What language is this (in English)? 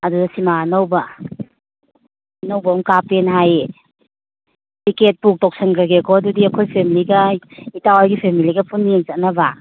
Manipuri